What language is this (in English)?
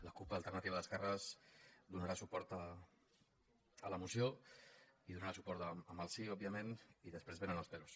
Catalan